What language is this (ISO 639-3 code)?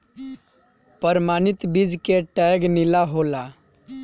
bho